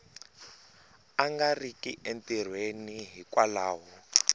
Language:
Tsonga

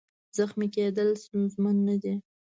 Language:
Pashto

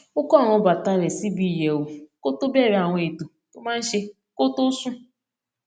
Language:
Yoruba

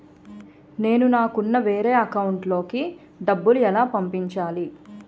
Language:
Telugu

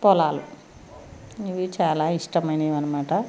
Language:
Telugu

